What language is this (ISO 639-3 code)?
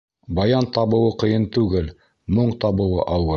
bak